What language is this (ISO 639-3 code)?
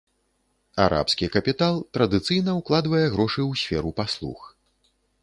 bel